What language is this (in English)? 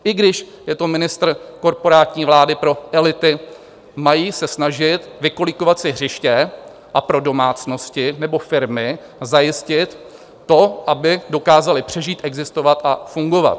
Czech